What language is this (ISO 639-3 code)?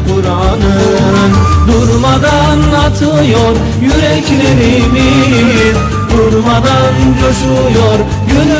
tur